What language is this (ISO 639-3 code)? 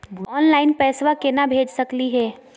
mag